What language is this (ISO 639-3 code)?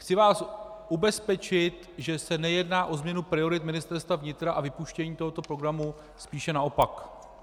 ces